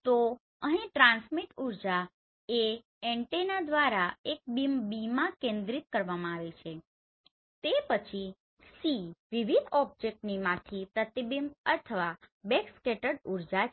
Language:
Gujarati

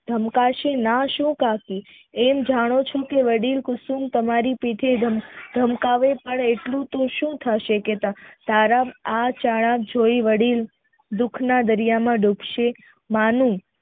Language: Gujarati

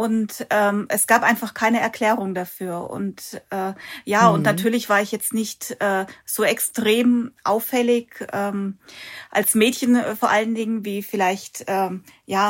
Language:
German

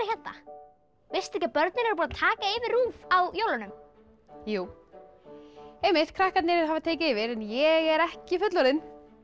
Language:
Icelandic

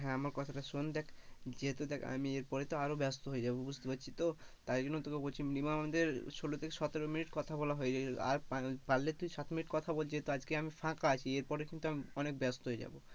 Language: Bangla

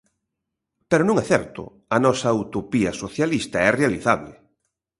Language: Galician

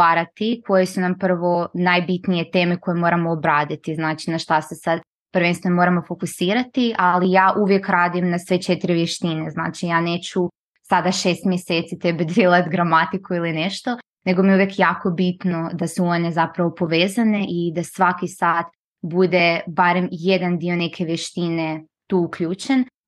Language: Croatian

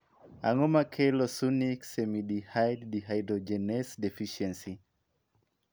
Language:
Luo (Kenya and Tanzania)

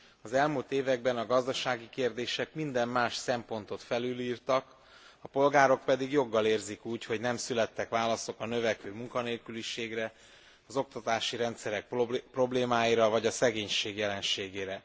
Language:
Hungarian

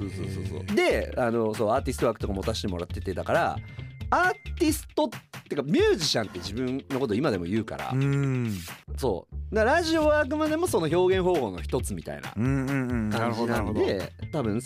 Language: Japanese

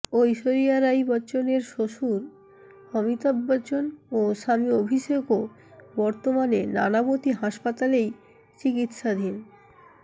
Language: Bangla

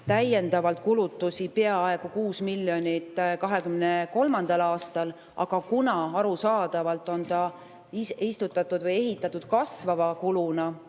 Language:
Estonian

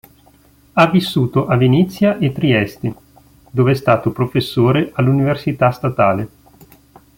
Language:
Italian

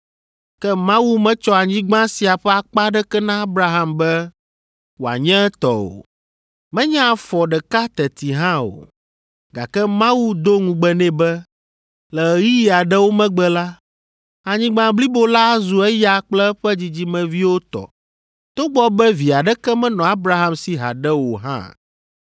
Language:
Ewe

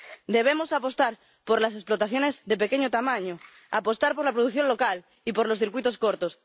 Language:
Spanish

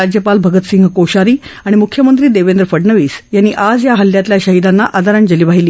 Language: Marathi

